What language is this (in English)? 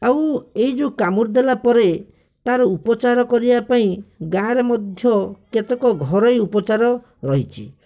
Odia